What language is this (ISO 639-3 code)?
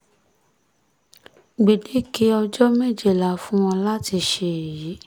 yor